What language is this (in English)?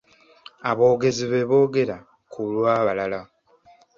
Ganda